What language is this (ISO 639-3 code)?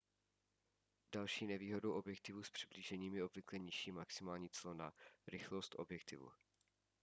ces